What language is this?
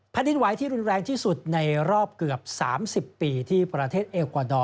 Thai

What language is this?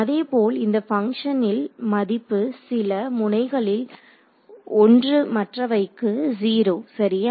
Tamil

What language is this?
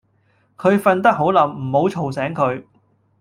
Cantonese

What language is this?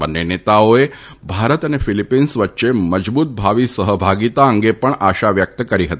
Gujarati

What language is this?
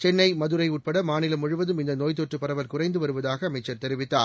Tamil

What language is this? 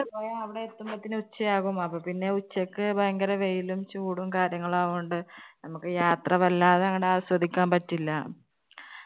Malayalam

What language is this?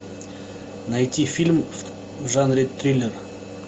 Russian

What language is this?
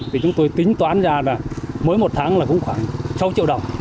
Vietnamese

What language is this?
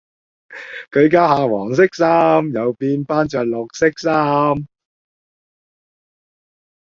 Cantonese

